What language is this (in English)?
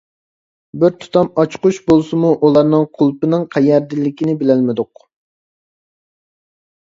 Uyghur